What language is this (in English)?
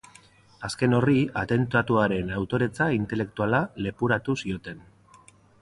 Basque